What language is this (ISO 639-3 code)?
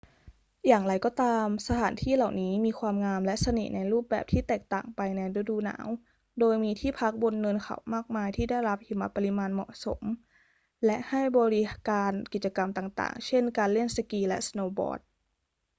tha